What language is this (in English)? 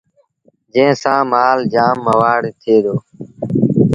Sindhi Bhil